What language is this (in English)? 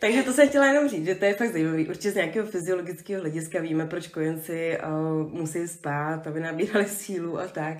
Czech